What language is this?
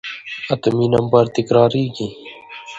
Pashto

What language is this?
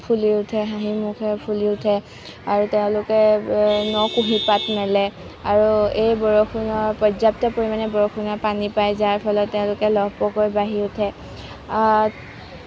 Assamese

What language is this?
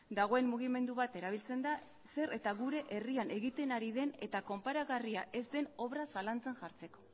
Basque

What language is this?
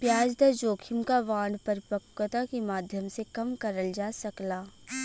Bhojpuri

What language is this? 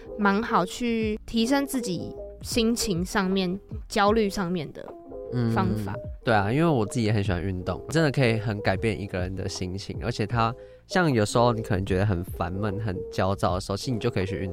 Chinese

